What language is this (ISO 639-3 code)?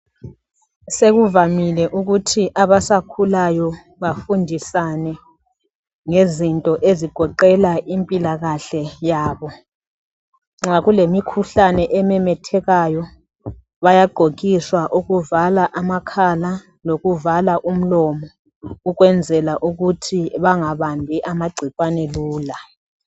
nde